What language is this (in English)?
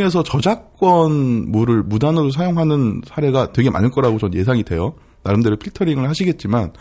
Korean